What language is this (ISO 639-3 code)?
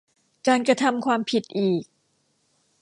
tha